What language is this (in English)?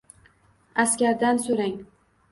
Uzbek